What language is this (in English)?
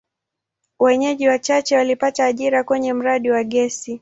Swahili